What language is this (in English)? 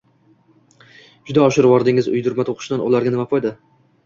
Uzbek